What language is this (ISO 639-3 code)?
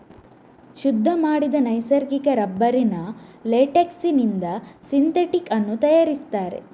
kan